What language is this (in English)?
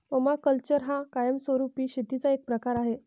Marathi